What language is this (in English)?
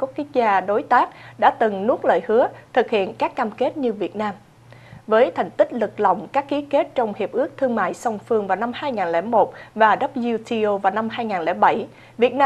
Vietnamese